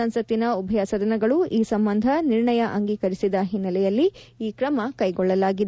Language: Kannada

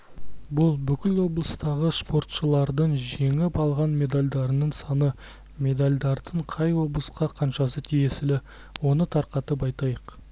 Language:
Kazakh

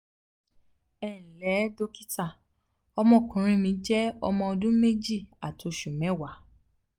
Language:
Yoruba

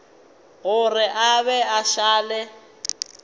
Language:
Northern Sotho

